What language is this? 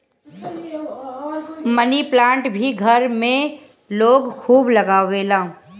Bhojpuri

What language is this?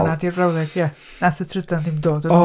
Welsh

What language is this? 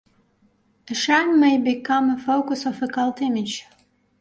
English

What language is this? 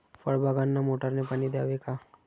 Marathi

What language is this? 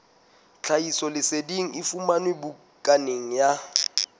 Southern Sotho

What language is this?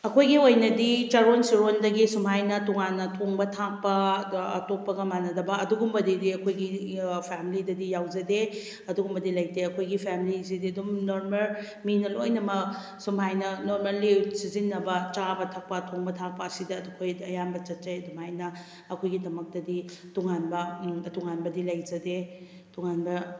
Manipuri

